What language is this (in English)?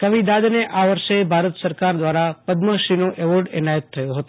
Gujarati